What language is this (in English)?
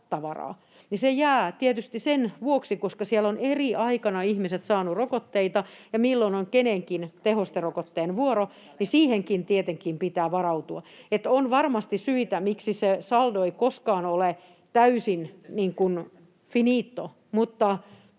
Finnish